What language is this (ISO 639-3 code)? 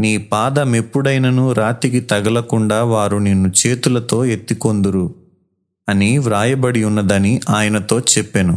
tel